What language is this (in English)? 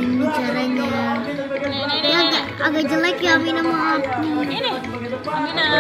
Indonesian